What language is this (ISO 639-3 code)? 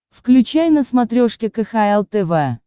rus